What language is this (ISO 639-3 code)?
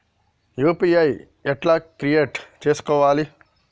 tel